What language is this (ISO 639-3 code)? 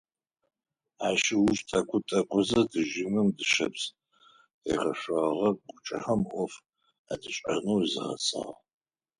ady